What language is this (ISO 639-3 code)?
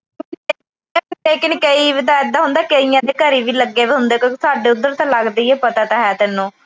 pan